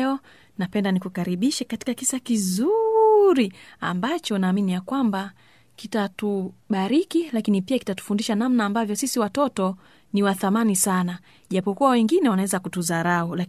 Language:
Swahili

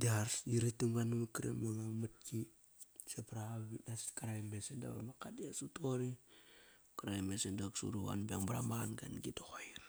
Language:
Kairak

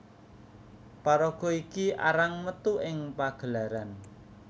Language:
Javanese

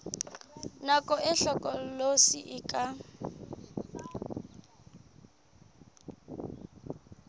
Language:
Southern Sotho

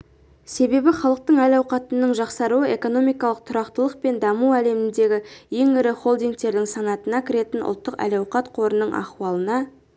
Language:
Kazakh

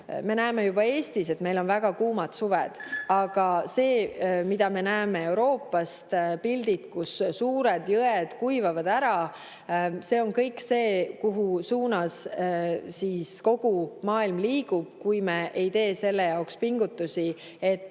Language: Estonian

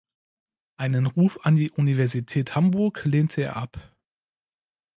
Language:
German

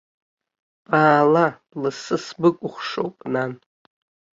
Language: Abkhazian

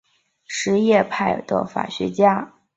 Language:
Chinese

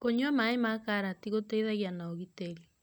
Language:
Kikuyu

